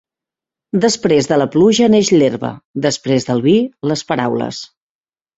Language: Catalan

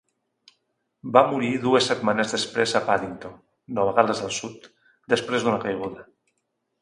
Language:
Catalan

